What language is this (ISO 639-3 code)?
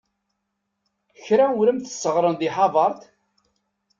kab